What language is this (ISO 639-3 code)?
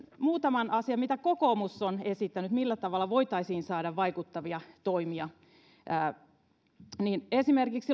fin